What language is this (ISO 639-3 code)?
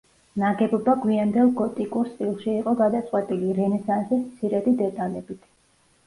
kat